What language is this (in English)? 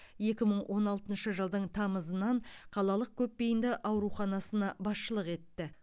Kazakh